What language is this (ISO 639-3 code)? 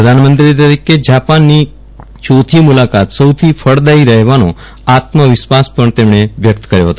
guj